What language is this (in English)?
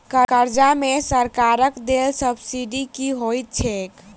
Maithili